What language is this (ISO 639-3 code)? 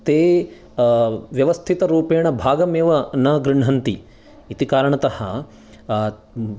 san